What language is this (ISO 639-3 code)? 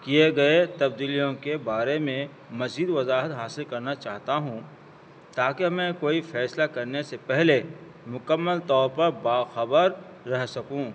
urd